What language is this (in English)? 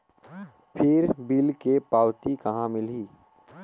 Chhattisgarhi